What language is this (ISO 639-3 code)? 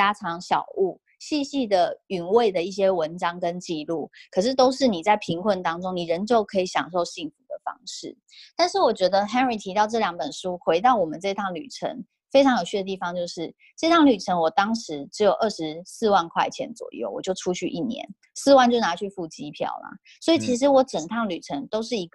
zho